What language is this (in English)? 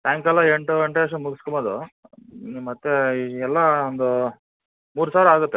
Kannada